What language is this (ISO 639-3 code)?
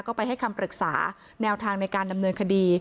tha